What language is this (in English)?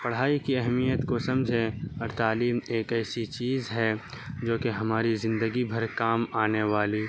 Urdu